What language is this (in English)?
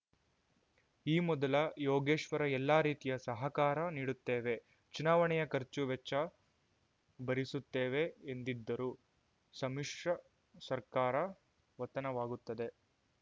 Kannada